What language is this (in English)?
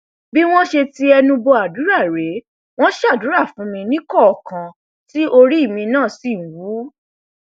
Yoruba